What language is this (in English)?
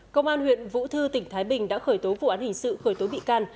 Vietnamese